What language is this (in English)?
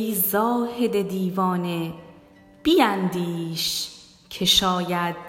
Persian